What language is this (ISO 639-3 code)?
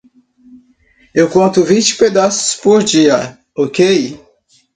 por